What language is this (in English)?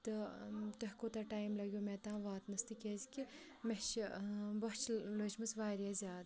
Kashmiri